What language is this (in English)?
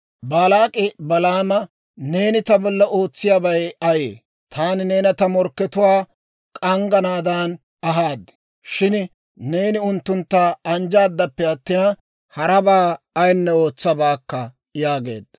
Dawro